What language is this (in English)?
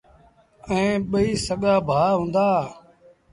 Sindhi Bhil